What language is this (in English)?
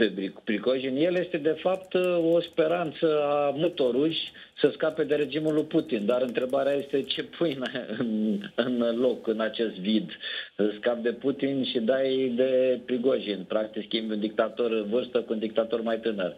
Romanian